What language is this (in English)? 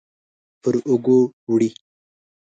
Pashto